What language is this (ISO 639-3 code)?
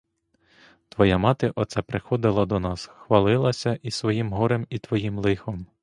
ukr